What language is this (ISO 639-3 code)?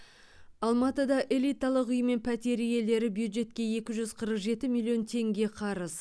kaz